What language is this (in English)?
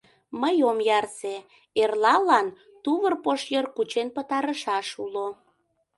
Mari